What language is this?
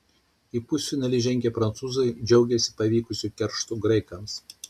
Lithuanian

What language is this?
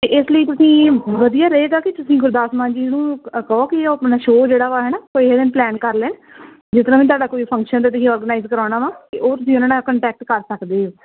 Punjabi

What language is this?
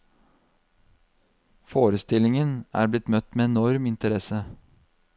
Norwegian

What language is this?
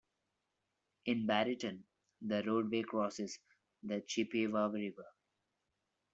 English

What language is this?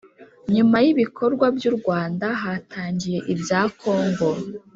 Kinyarwanda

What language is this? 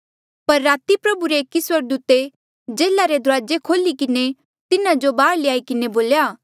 Mandeali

